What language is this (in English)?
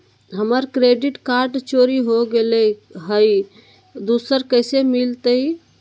Magahi